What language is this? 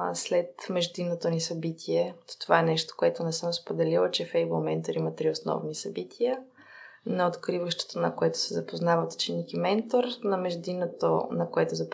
Bulgarian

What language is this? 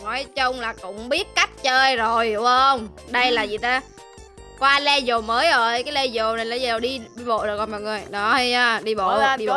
Vietnamese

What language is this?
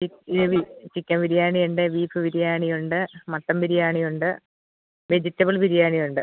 Malayalam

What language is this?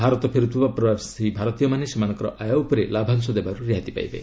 Odia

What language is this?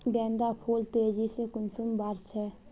Magahi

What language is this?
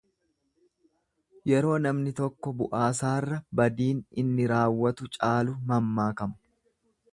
Oromo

